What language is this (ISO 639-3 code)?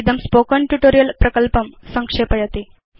san